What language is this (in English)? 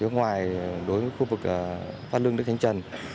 Vietnamese